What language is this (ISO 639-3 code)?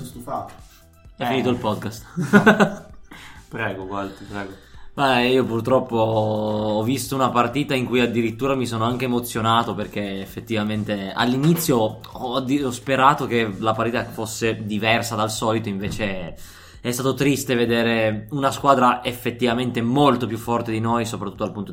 ita